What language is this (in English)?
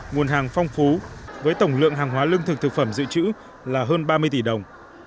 Vietnamese